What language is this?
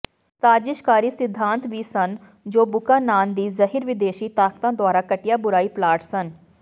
Punjabi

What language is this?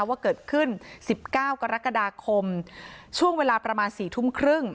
Thai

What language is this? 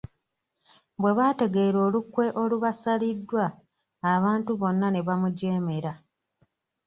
Ganda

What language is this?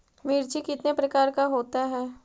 Magahi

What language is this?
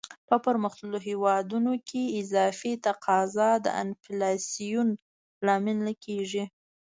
Pashto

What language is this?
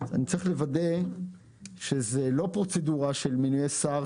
Hebrew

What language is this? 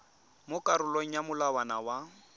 Tswana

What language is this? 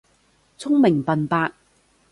Cantonese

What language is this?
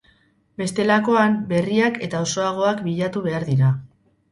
Basque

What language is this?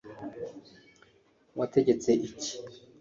Kinyarwanda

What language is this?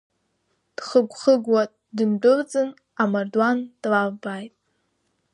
Abkhazian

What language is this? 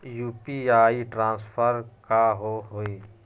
Magahi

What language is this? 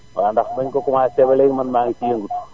Wolof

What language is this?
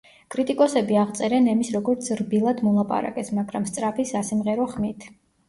Georgian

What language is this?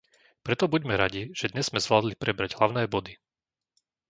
Slovak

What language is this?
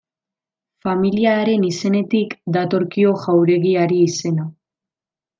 Basque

